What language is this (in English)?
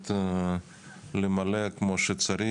Hebrew